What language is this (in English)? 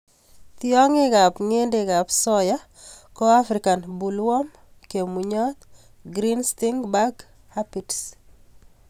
Kalenjin